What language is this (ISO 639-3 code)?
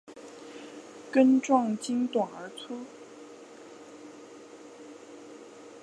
zho